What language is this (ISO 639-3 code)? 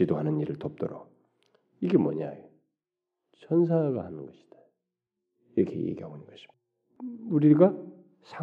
kor